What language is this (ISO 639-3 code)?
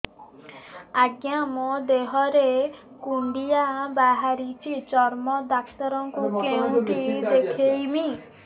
ori